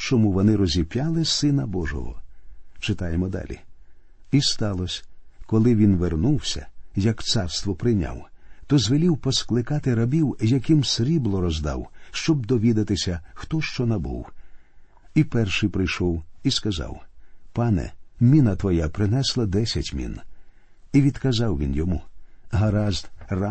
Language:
Ukrainian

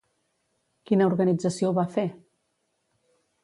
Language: Catalan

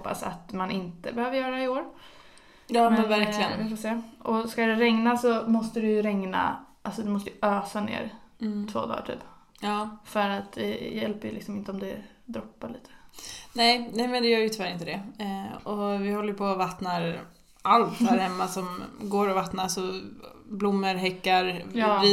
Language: Swedish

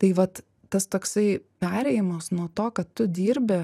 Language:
Lithuanian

